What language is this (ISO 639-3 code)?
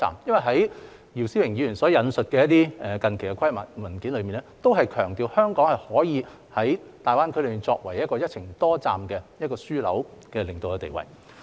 yue